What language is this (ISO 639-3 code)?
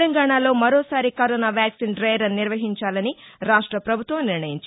tel